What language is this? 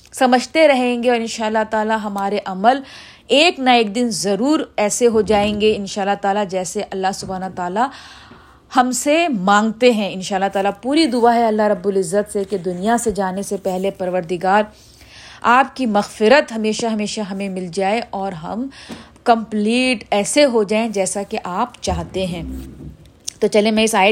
Urdu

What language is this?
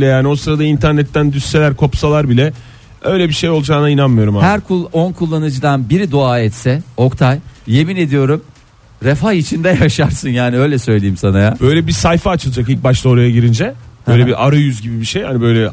Turkish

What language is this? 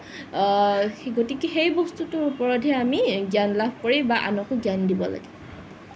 Assamese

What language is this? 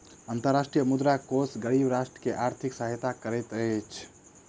Maithili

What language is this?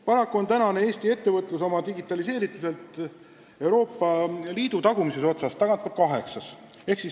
Estonian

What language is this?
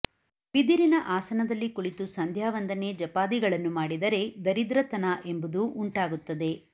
Kannada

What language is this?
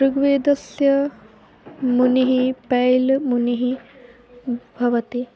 Sanskrit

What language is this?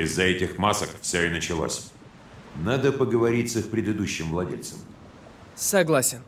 Russian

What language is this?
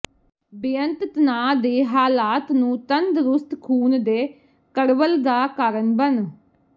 Punjabi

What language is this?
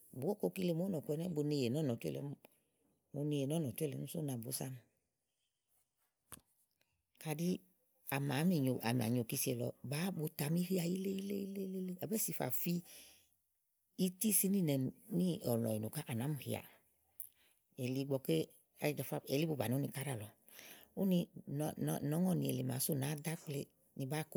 Igo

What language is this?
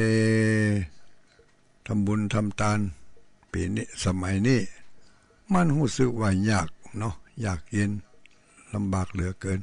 Thai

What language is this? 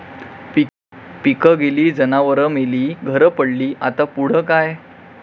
Marathi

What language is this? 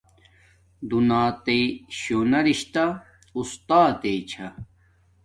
Domaaki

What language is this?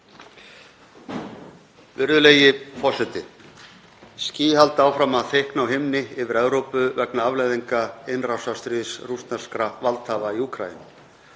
Icelandic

